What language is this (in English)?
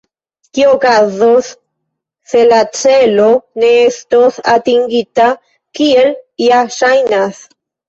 Esperanto